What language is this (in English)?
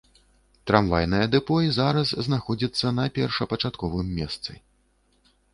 Belarusian